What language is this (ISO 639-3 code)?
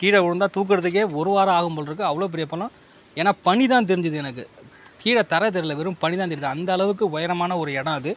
tam